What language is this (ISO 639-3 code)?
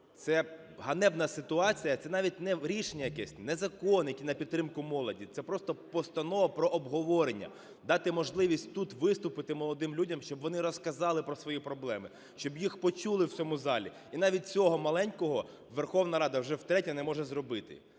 ukr